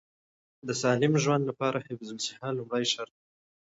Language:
Pashto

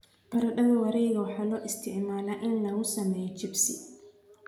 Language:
Somali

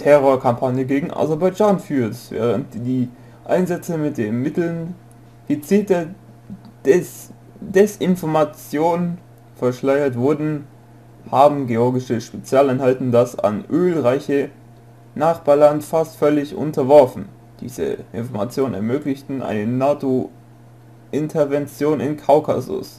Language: German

